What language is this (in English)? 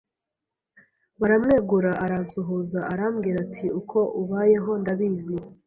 Kinyarwanda